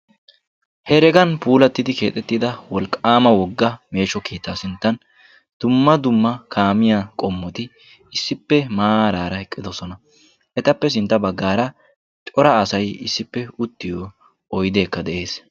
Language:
Wolaytta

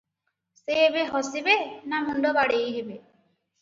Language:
Odia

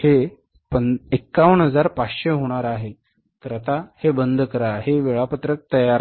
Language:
Marathi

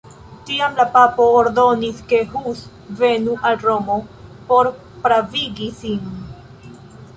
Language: Esperanto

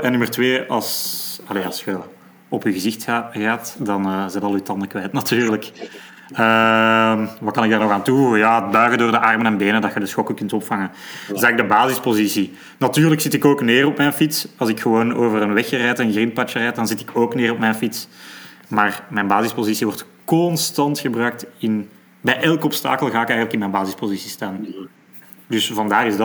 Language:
Dutch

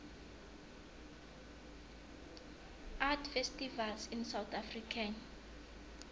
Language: South Ndebele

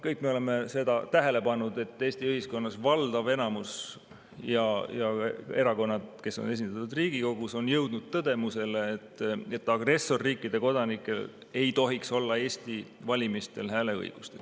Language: Estonian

